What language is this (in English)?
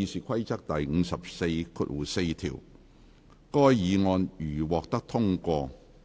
Cantonese